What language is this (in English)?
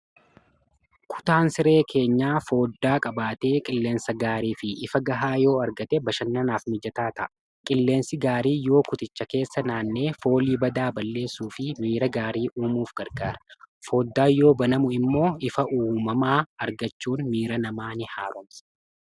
Oromo